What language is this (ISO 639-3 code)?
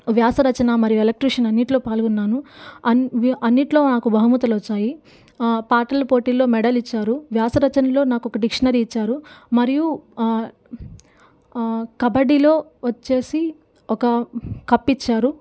tel